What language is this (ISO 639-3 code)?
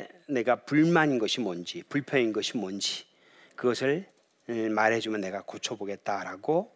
kor